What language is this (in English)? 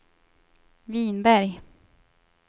Swedish